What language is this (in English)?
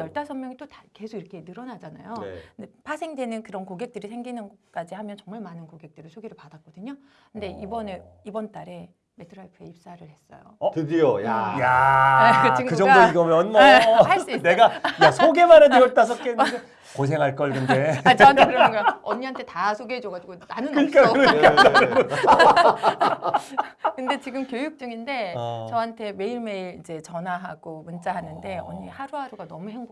Korean